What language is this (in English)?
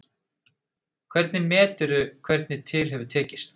Icelandic